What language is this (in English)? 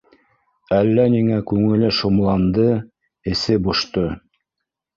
Bashkir